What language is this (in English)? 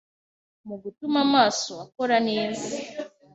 Kinyarwanda